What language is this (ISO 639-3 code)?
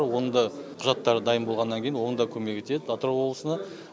kaz